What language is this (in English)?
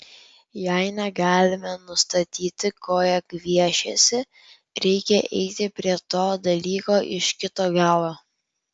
Lithuanian